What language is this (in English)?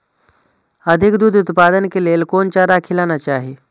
Maithili